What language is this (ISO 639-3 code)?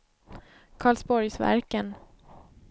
swe